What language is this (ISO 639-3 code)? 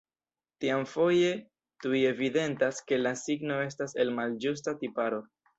epo